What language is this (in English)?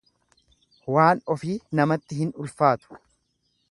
Oromo